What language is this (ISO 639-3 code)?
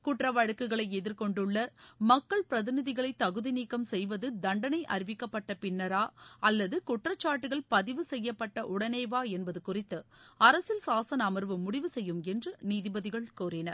tam